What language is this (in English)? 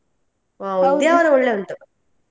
Kannada